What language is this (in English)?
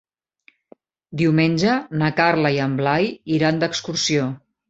Catalan